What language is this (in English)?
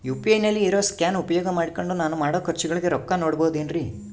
Kannada